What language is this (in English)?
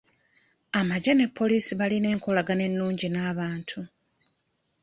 Ganda